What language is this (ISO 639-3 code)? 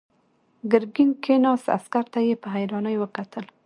pus